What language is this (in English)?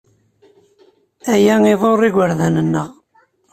Kabyle